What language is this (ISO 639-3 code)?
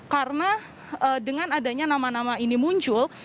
ind